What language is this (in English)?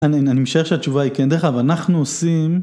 Hebrew